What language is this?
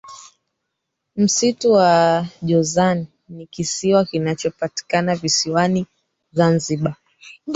Swahili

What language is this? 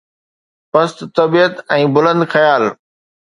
Sindhi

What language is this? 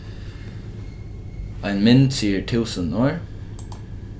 Faroese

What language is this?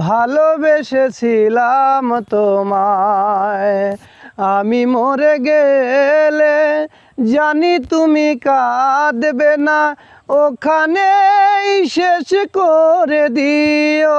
Bangla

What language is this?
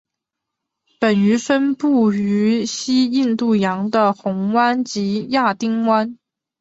Chinese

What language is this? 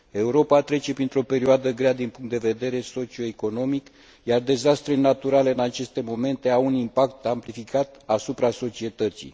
Romanian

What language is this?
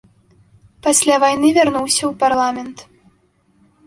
Belarusian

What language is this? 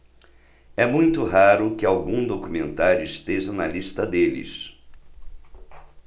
Portuguese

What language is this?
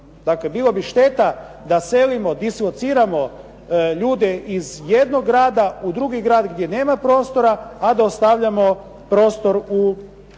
Croatian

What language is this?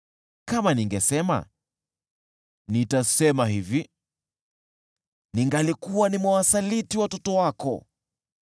Swahili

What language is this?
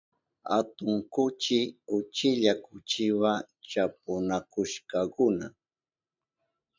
Southern Pastaza Quechua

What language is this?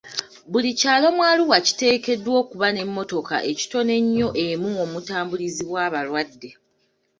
Ganda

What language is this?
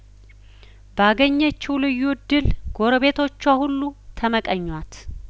Amharic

